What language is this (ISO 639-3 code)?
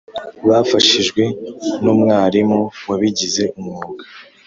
kin